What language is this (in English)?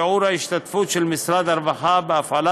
Hebrew